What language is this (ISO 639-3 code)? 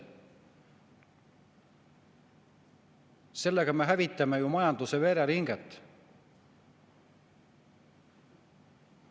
est